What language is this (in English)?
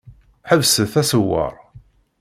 Kabyle